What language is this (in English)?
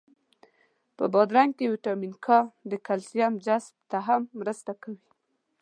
Pashto